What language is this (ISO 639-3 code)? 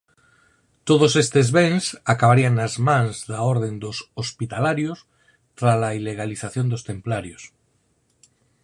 glg